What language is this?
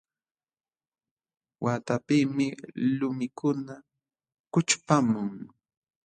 Jauja Wanca Quechua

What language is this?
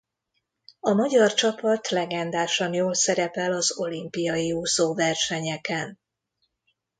Hungarian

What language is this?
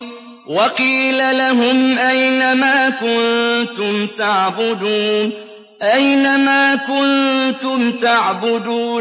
Arabic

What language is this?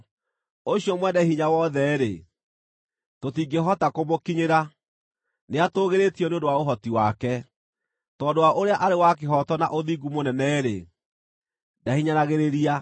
Kikuyu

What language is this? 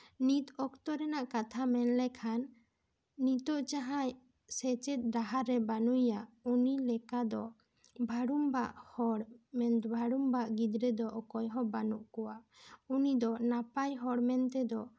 Santali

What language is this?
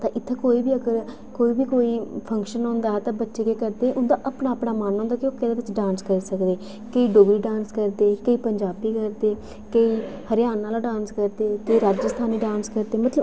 Dogri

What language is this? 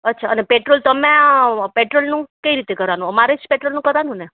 Gujarati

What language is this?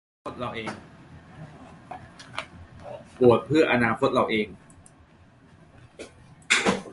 Thai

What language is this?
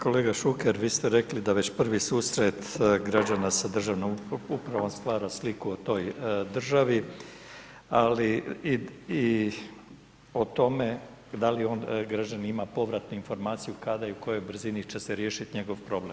Croatian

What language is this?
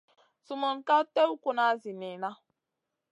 Masana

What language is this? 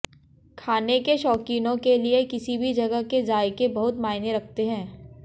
Hindi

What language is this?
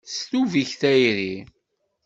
Kabyle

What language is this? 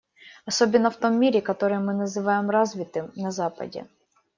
Russian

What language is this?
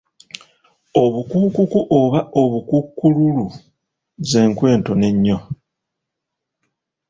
Ganda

